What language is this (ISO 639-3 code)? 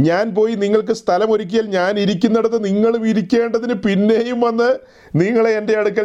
mal